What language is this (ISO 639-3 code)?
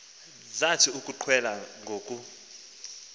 xho